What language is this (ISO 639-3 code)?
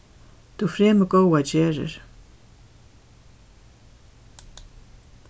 fao